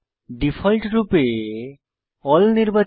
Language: Bangla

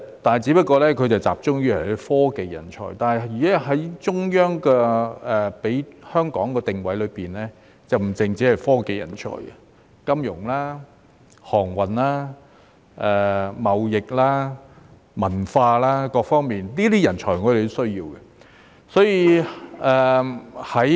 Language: Cantonese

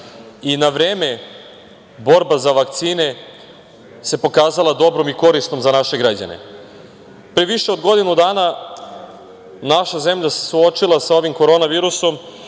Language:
Serbian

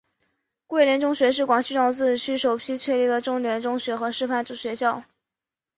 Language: Chinese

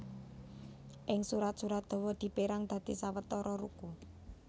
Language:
Javanese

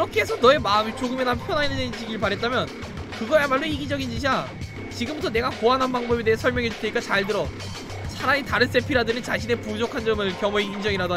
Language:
Korean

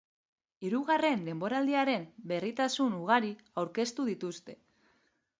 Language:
Basque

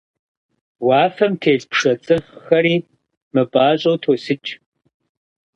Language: Kabardian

